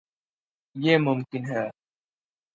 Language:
Urdu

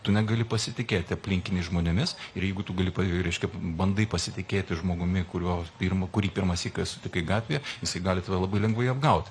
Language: Lithuanian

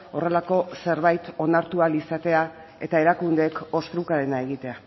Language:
Basque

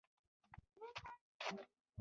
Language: Pashto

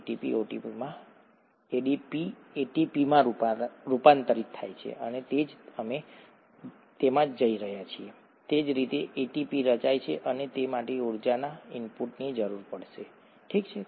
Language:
Gujarati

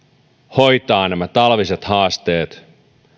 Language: Finnish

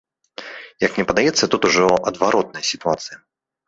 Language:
Belarusian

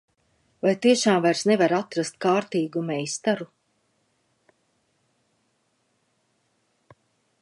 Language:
Latvian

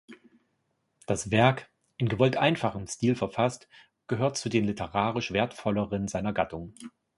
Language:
German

